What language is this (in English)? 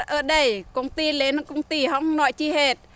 Vietnamese